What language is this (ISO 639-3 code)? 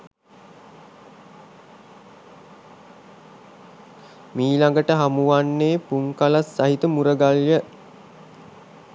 sin